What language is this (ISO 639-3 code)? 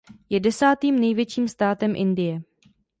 ces